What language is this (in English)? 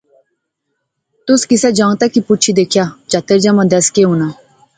Pahari-Potwari